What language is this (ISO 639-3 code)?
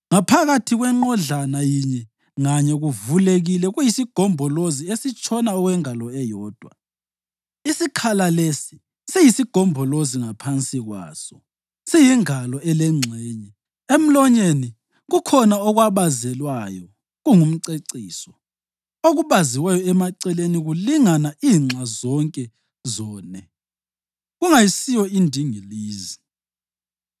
nde